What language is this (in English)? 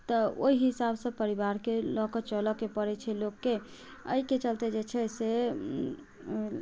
Maithili